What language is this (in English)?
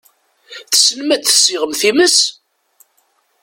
Kabyle